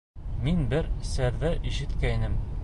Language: Bashkir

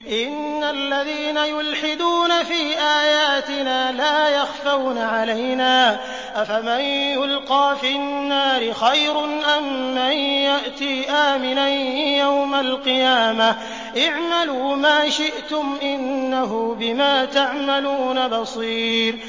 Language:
Arabic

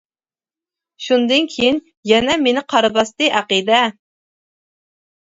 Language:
Uyghur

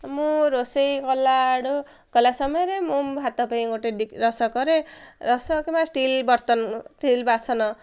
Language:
Odia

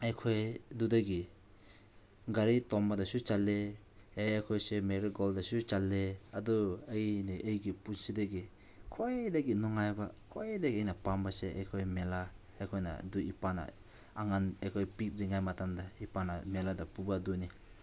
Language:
Manipuri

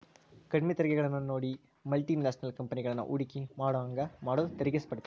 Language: Kannada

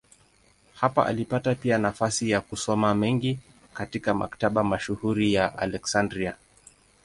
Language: Swahili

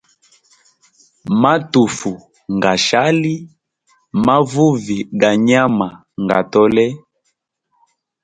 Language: Hemba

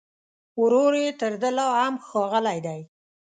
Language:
Pashto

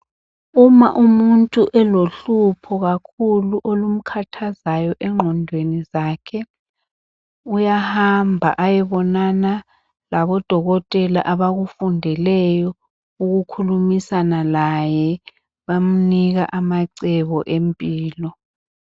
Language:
North Ndebele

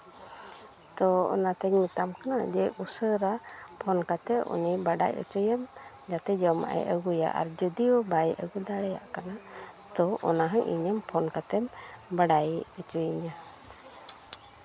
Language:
Santali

